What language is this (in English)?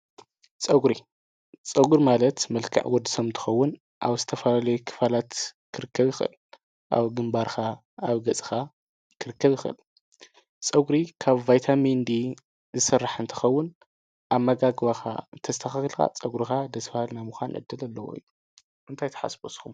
Tigrinya